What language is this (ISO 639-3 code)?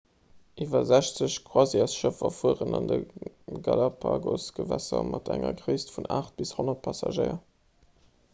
ltz